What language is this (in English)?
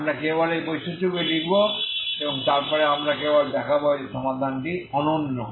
Bangla